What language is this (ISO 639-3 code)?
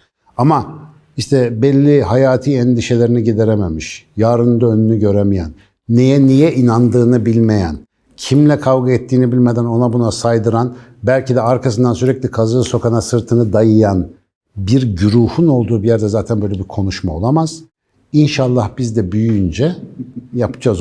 tur